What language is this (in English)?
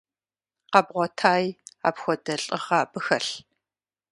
Kabardian